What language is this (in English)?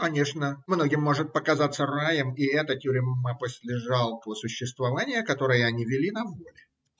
Russian